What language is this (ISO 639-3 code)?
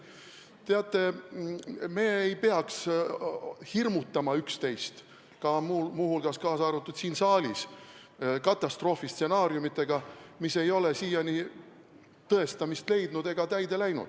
est